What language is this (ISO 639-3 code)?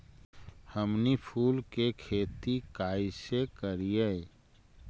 mag